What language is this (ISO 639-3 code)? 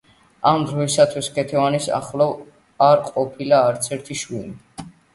kat